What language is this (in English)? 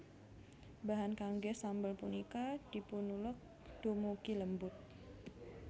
Javanese